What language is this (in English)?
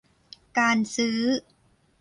Thai